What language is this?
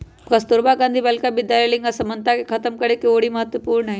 Magahi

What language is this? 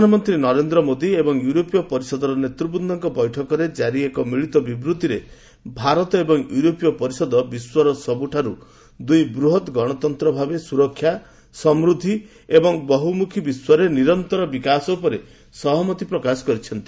Odia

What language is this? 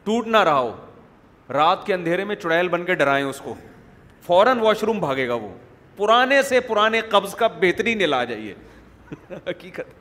Urdu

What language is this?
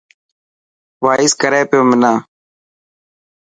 Dhatki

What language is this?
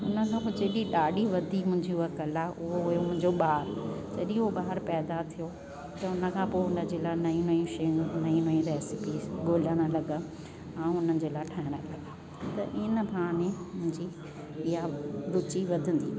Sindhi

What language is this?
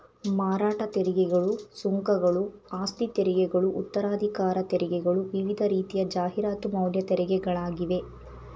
Kannada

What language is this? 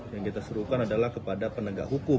Indonesian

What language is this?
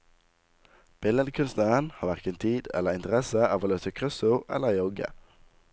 Norwegian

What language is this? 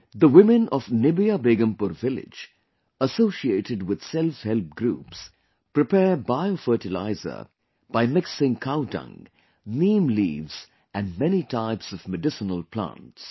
English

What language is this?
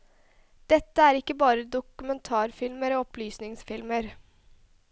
Norwegian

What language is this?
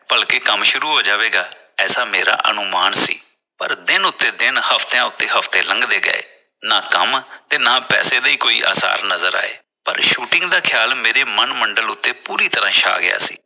Punjabi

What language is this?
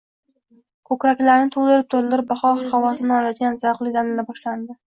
Uzbek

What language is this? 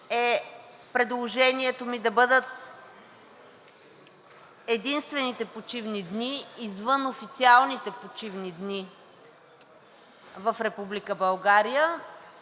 Bulgarian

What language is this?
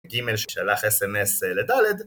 Hebrew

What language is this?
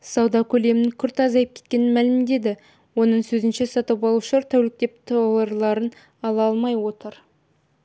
Kazakh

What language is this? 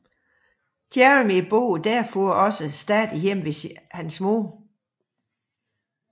Danish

